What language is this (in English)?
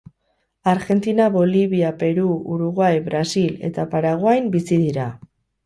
Basque